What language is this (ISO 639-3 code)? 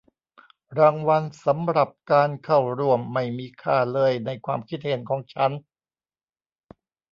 tha